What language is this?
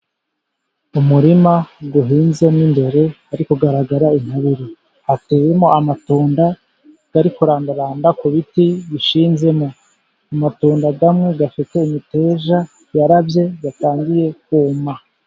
Kinyarwanda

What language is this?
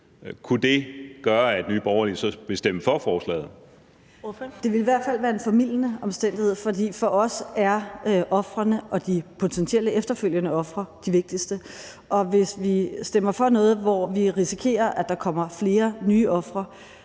Danish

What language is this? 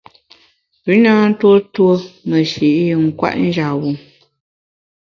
Bamun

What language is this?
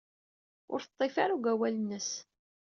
Kabyle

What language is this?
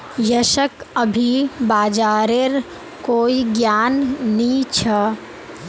Magahi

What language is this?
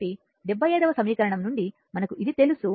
Telugu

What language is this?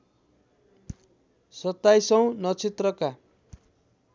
Nepali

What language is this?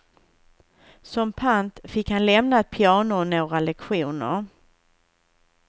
Swedish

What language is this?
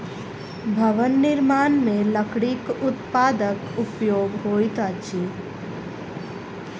Maithili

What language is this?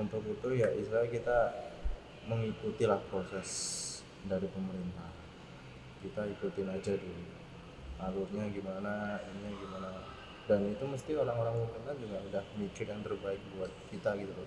Indonesian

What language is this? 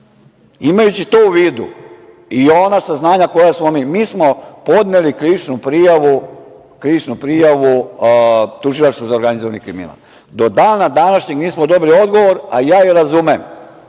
Serbian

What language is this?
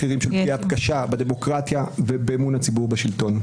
Hebrew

